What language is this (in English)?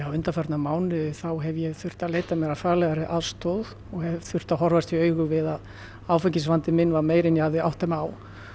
Icelandic